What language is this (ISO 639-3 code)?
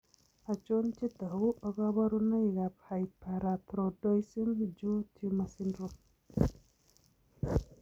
kln